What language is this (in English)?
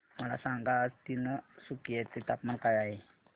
Marathi